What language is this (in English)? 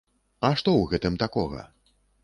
Belarusian